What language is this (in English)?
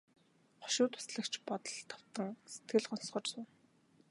Mongolian